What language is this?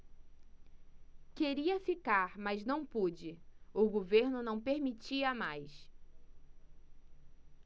Portuguese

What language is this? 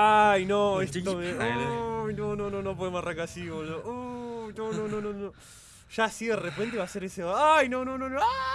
Spanish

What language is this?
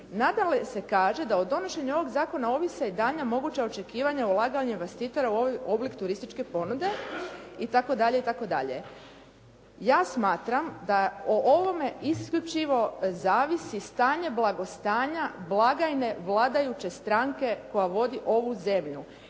Croatian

